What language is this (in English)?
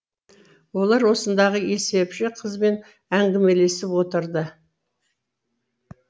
Kazakh